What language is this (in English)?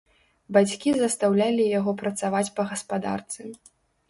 Belarusian